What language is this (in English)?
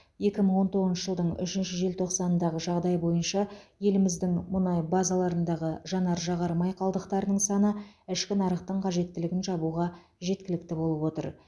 Kazakh